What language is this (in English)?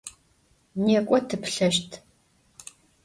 Adyghe